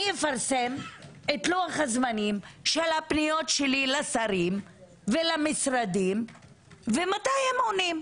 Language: Hebrew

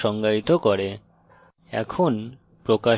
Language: Bangla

